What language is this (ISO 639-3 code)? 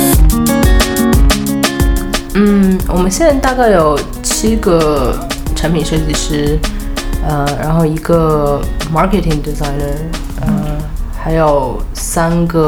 zho